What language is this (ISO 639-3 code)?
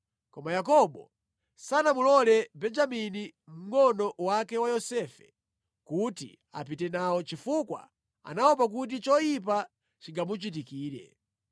nya